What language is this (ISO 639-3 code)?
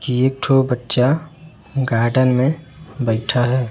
hin